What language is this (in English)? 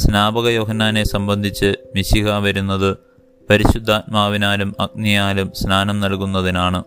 Malayalam